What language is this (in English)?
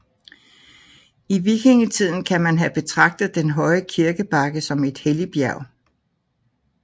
Danish